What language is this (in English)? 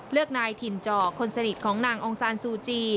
Thai